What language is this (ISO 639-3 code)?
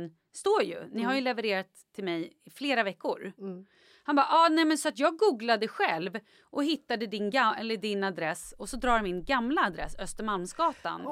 swe